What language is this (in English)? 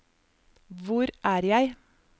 Norwegian